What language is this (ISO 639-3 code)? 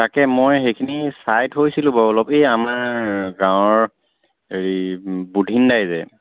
asm